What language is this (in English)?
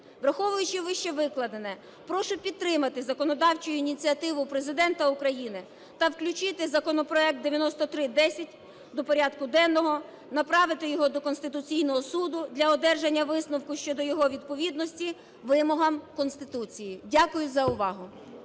Ukrainian